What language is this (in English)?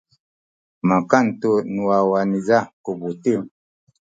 Sakizaya